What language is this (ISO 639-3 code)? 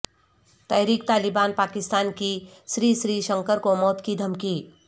urd